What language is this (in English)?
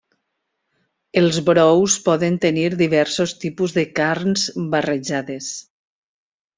Catalan